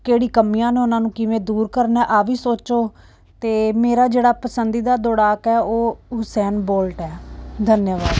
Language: Punjabi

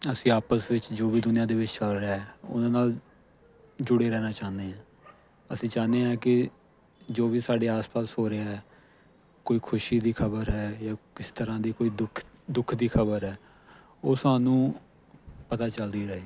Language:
Punjabi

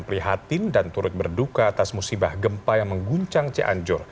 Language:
Indonesian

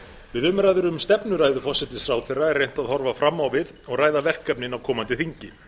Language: Icelandic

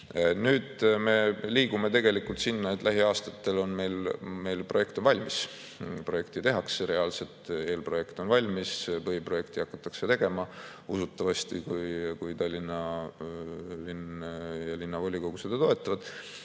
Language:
Estonian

